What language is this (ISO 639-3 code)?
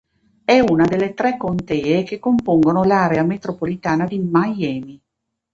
ita